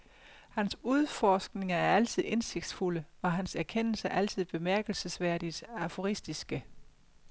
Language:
Danish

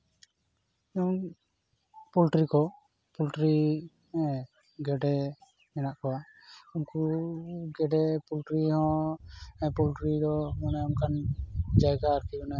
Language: Santali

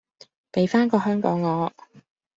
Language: Cantonese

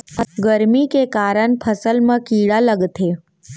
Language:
Chhattisgarhi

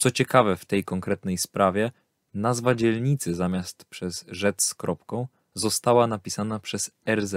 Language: Polish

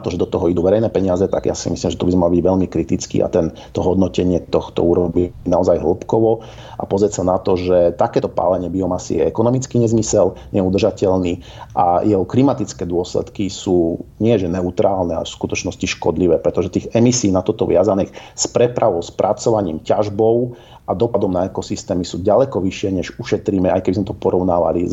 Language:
Slovak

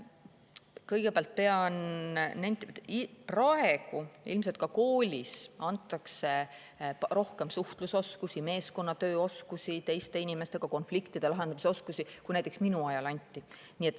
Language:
Estonian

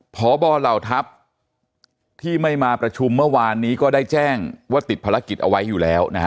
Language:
Thai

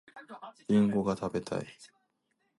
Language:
Japanese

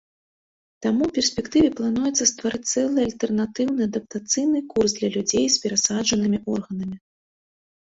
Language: Belarusian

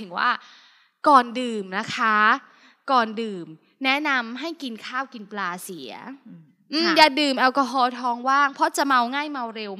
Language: Thai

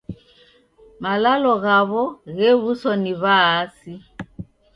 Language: Taita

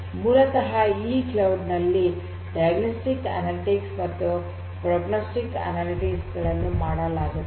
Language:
Kannada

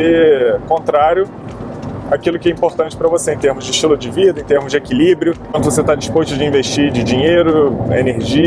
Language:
Portuguese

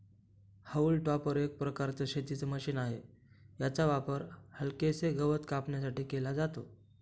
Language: Marathi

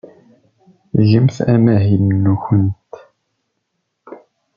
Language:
Kabyle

